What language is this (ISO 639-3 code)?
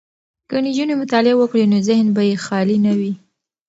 pus